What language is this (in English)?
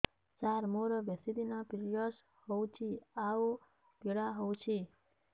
Odia